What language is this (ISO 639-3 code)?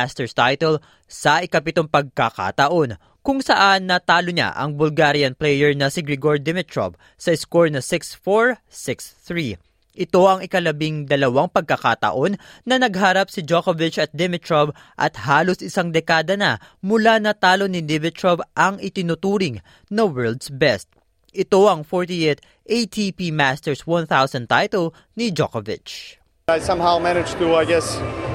fil